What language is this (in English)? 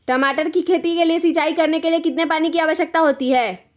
Magahi